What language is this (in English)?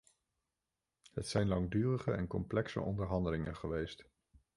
Dutch